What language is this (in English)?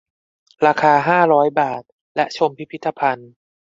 Thai